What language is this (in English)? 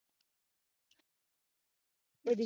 Punjabi